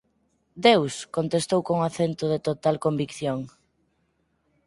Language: Galician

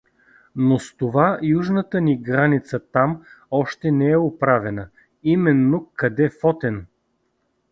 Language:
Bulgarian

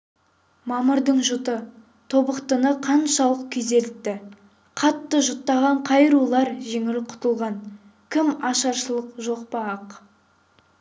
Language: Kazakh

